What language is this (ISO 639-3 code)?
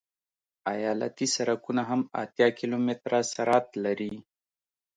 pus